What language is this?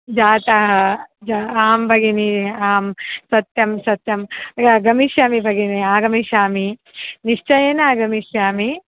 Sanskrit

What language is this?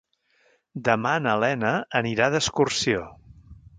Catalan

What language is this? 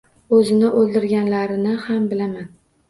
Uzbek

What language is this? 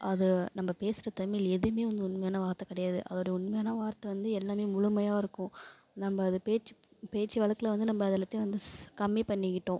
Tamil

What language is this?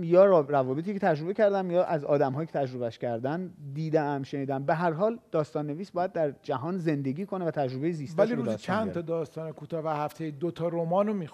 Persian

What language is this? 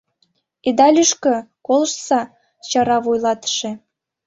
Mari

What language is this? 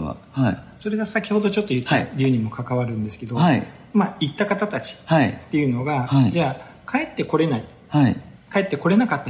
Japanese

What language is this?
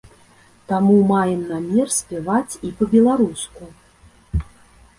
Belarusian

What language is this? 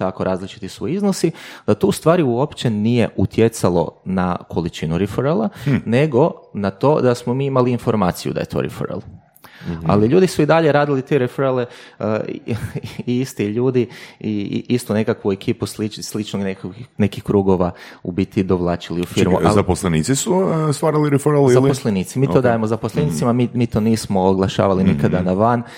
Croatian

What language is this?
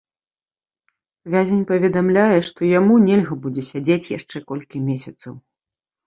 Belarusian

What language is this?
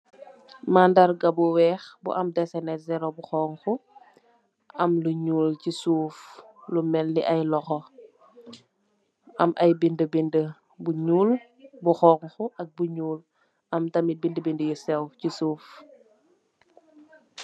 Wolof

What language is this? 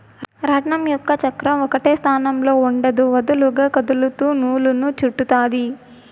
Telugu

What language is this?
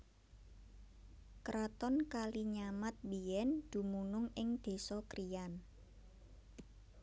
Javanese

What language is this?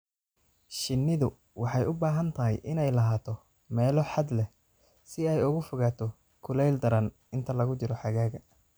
Somali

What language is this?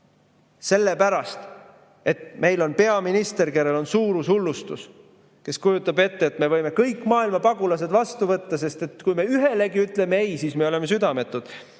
Estonian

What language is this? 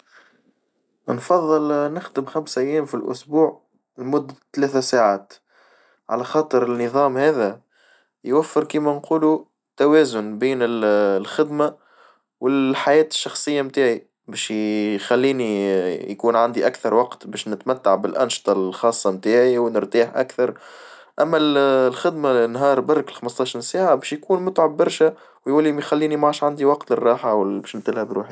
Tunisian Arabic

